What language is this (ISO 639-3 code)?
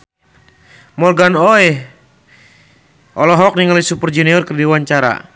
sun